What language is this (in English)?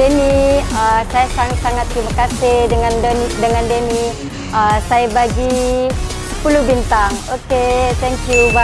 Malay